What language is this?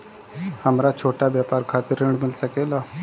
Bhojpuri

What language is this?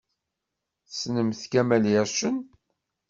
Kabyle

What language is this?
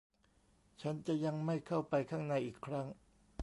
Thai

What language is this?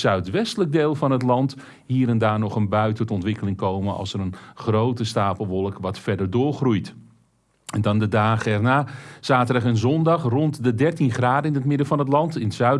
Dutch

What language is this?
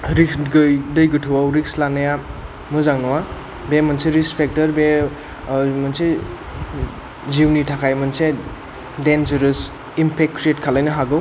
Bodo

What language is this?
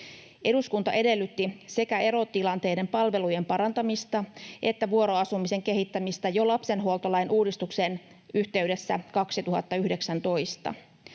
Finnish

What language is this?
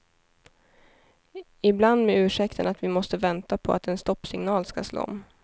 Swedish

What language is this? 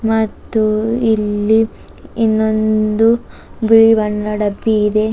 Kannada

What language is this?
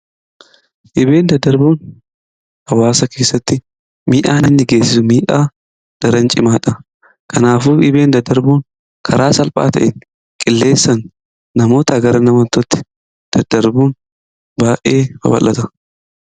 Oromo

